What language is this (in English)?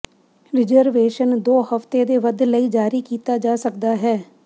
Punjabi